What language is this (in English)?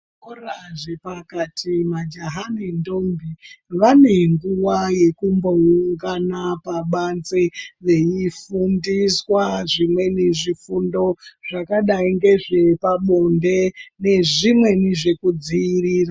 Ndau